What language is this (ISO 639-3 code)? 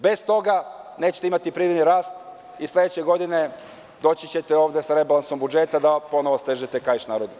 srp